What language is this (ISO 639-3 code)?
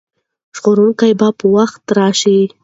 pus